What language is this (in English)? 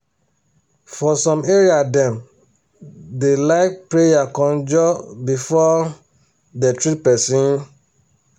Nigerian Pidgin